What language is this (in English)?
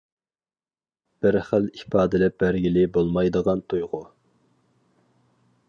Uyghur